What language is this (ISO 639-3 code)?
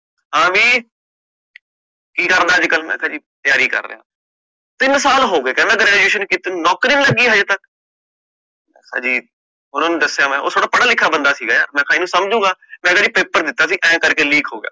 pan